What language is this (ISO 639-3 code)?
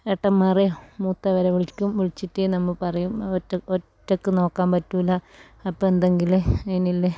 mal